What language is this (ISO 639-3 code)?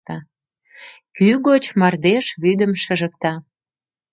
chm